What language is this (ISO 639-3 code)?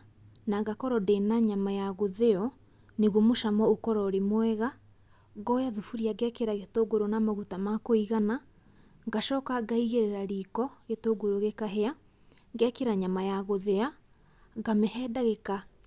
kik